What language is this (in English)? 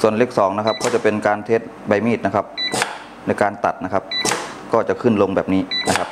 Thai